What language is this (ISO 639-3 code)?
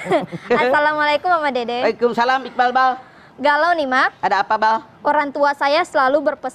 ind